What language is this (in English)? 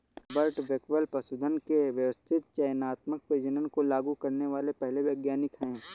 Hindi